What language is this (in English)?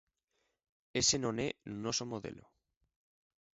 Galician